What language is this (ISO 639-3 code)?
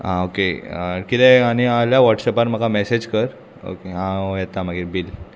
kok